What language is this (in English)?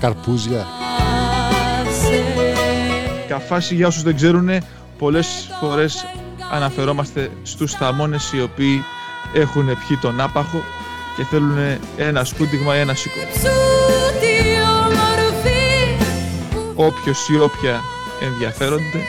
Greek